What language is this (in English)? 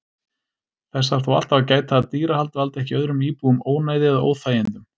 Icelandic